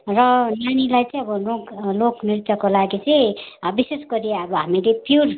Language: Nepali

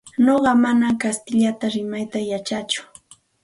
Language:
Santa Ana de Tusi Pasco Quechua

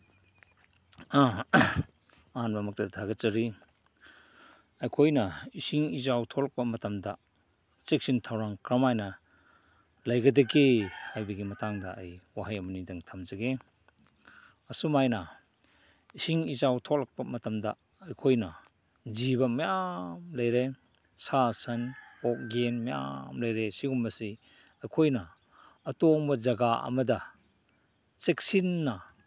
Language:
Manipuri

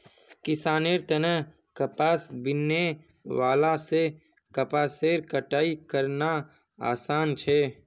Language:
Magahi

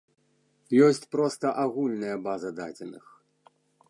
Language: Belarusian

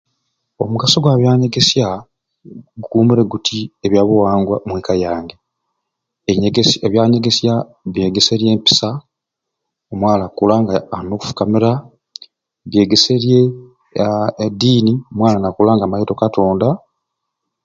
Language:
Ruuli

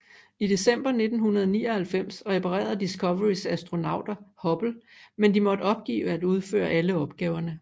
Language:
Danish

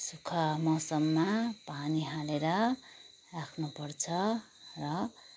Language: Nepali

